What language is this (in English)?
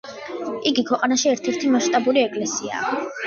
Georgian